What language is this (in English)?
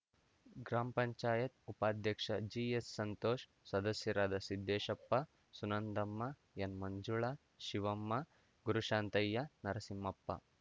Kannada